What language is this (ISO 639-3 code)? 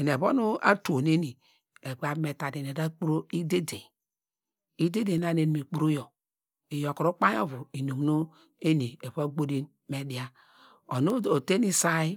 deg